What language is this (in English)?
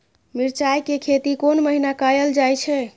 Maithili